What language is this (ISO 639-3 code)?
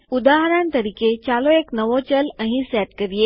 guj